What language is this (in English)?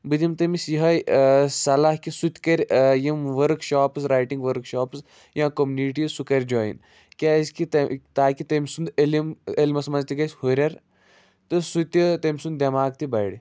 Kashmiri